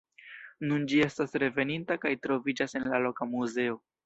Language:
Esperanto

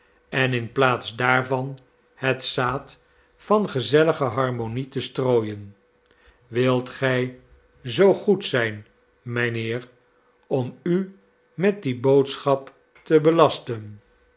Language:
Dutch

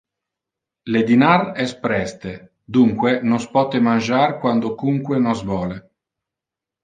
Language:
Interlingua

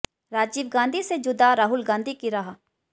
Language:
Hindi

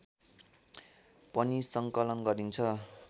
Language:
Nepali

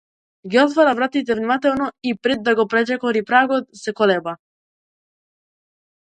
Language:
Macedonian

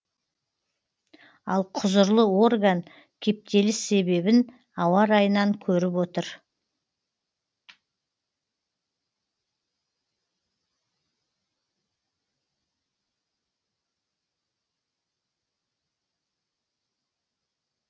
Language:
Kazakh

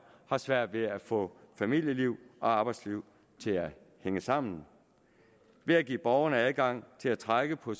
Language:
Danish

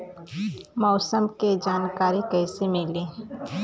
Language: Bhojpuri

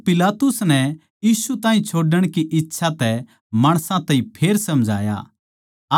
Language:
Haryanvi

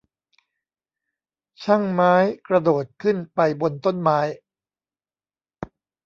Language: Thai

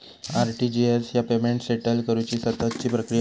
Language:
Marathi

